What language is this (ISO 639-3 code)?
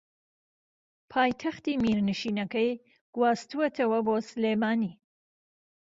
ckb